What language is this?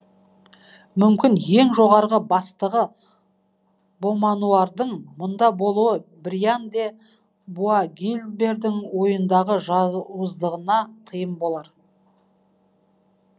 Kazakh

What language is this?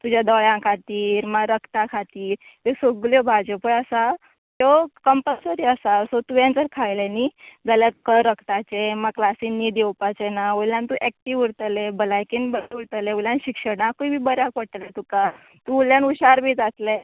Konkani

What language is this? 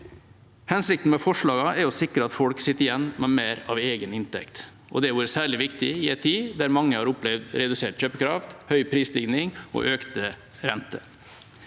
Norwegian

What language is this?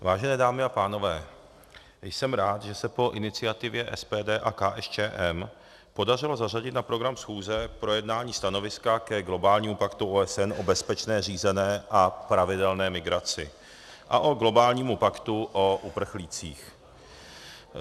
Czech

